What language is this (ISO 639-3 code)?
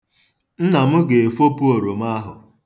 ibo